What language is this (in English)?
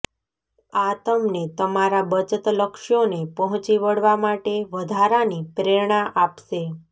Gujarati